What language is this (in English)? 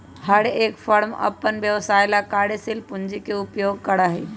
Magahi